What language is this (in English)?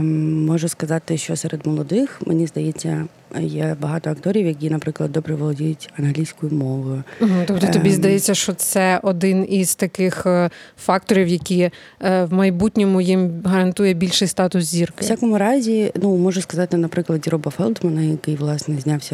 Ukrainian